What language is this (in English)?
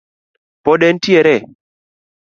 Luo (Kenya and Tanzania)